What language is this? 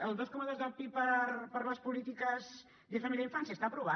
Catalan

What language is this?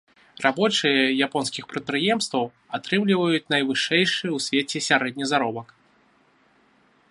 Belarusian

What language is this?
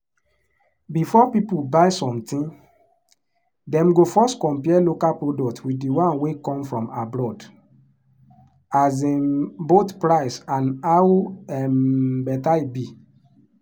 Nigerian Pidgin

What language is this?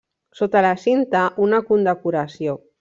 Catalan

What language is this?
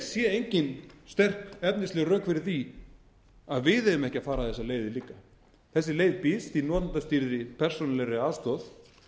Icelandic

